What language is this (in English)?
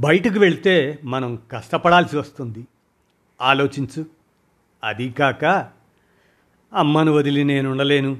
Telugu